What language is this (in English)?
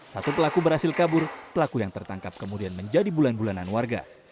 Indonesian